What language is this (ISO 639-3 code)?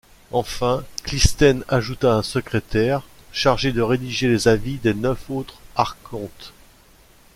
fra